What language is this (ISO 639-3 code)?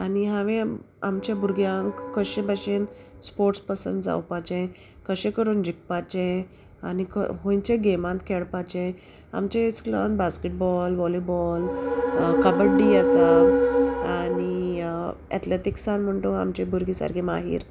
kok